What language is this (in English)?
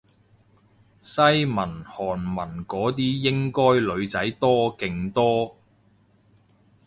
Cantonese